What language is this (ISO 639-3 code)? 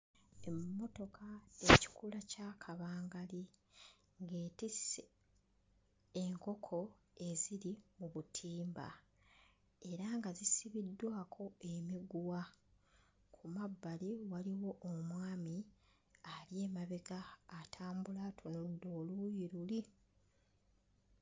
lug